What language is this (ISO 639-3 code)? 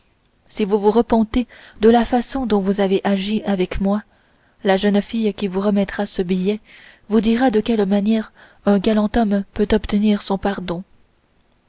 fra